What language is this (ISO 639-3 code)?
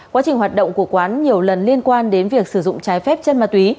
vie